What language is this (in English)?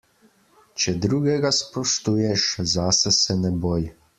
Slovenian